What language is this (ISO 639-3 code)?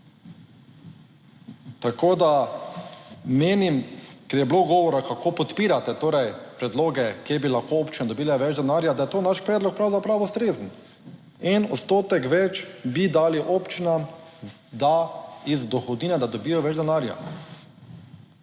slv